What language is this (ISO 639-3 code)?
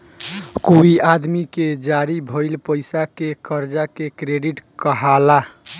bho